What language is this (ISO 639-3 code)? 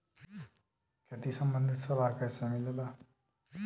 bho